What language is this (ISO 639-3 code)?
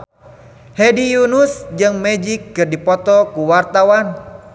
sun